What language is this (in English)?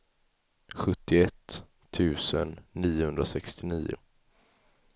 Swedish